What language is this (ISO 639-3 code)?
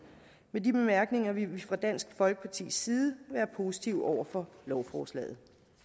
dan